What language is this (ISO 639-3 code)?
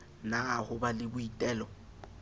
sot